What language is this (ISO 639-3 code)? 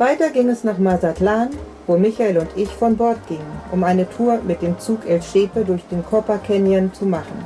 deu